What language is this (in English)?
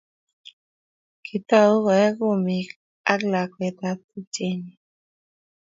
Kalenjin